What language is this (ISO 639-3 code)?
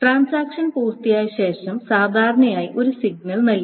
mal